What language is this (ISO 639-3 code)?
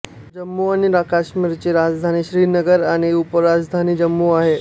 mar